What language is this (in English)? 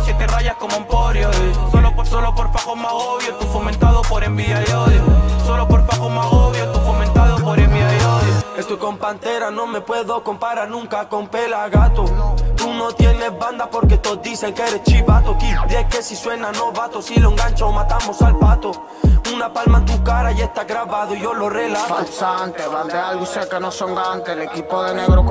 Spanish